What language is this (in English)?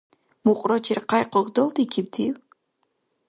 Dargwa